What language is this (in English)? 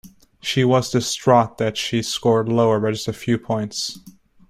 English